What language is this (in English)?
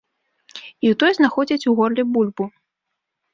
Belarusian